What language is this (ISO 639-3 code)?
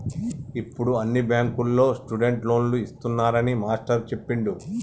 tel